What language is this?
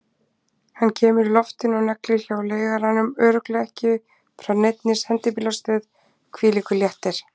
Icelandic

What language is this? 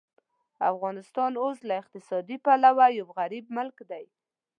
Pashto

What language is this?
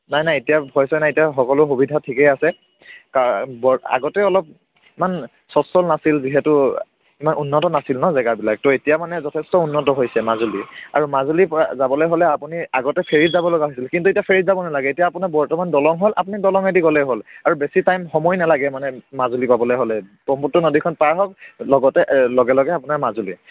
Assamese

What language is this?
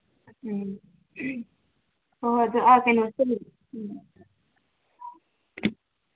Manipuri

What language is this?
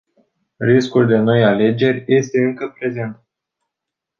Romanian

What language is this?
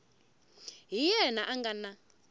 Tsonga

